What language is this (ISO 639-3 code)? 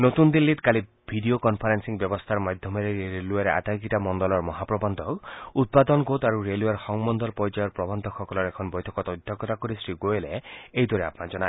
asm